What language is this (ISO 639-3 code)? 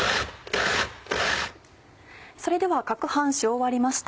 jpn